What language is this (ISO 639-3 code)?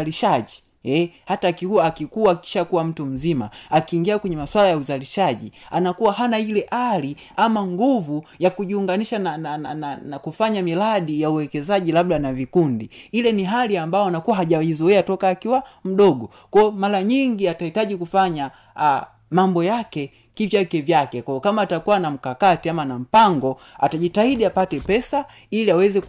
swa